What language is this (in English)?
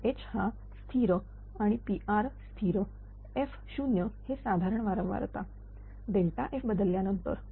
Marathi